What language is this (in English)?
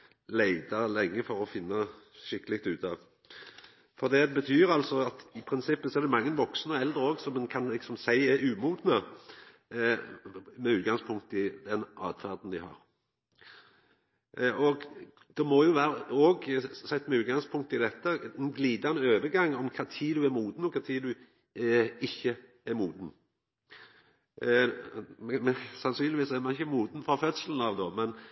Norwegian Nynorsk